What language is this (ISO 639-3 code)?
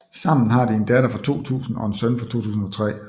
dan